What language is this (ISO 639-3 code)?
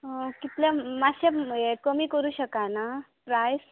kok